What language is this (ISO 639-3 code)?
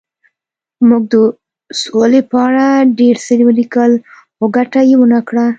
pus